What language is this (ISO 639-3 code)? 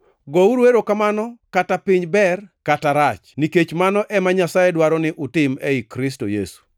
luo